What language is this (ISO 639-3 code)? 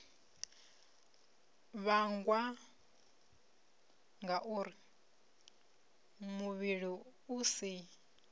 ven